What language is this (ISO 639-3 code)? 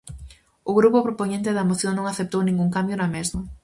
glg